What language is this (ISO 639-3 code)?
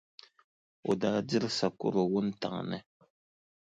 dag